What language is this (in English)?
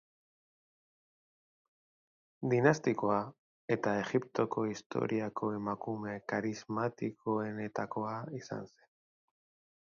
Basque